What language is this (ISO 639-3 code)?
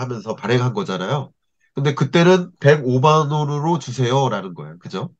kor